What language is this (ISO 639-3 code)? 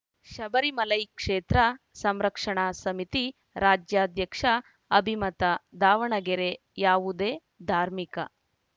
kan